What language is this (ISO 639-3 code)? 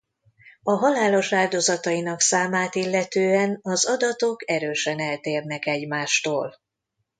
hun